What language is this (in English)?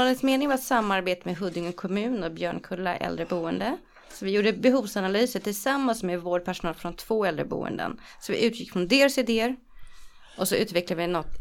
Swedish